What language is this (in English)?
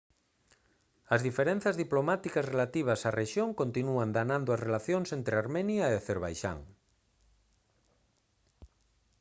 Galician